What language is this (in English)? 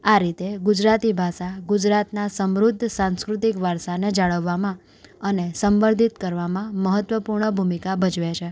Gujarati